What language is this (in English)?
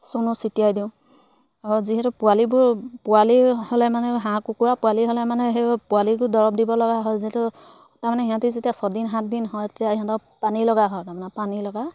Assamese